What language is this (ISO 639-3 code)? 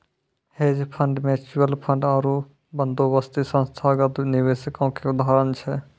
mai